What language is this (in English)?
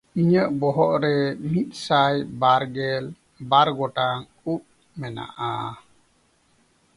Santali